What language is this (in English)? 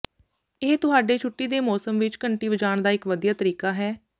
Punjabi